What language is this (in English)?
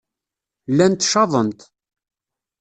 Kabyle